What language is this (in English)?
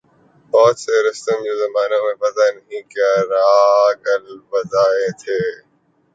Urdu